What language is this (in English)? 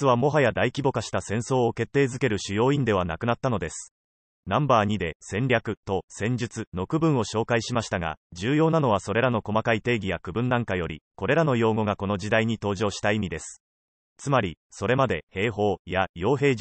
Japanese